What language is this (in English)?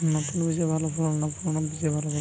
Bangla